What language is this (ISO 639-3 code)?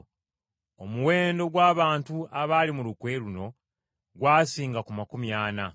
lug